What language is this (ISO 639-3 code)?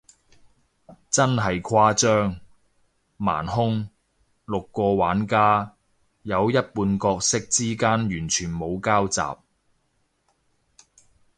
yue